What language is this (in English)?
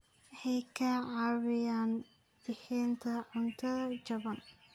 Somali